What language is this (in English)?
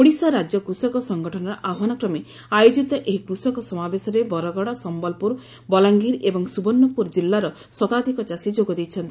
Odia